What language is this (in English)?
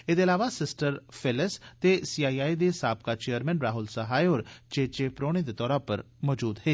Dogri